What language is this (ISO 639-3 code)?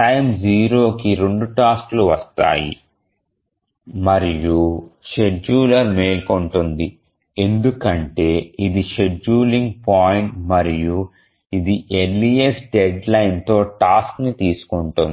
tel